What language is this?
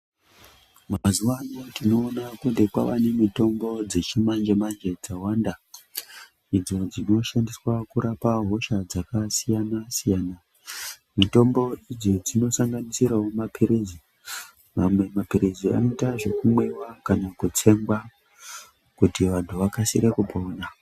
Ndau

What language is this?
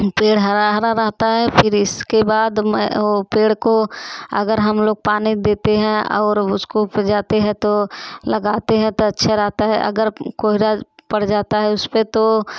Hindi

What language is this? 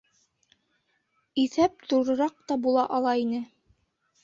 Bashkir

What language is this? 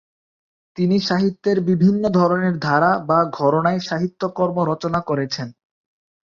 Bangla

